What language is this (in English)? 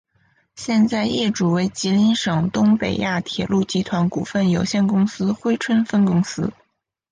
Chinese